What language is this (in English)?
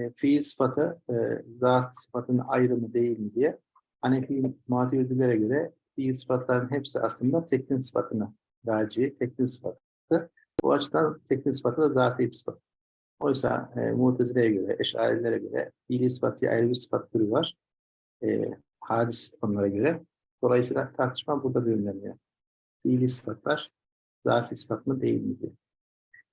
Turkish